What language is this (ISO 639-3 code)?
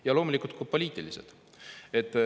est